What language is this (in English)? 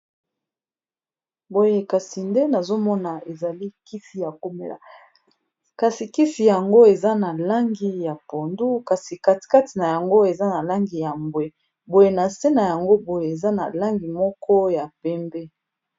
Lingala